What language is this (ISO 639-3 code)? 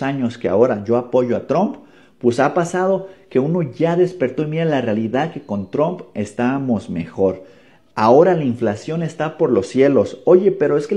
spa